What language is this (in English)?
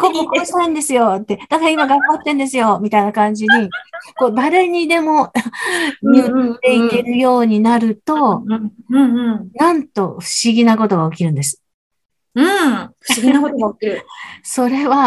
Japanese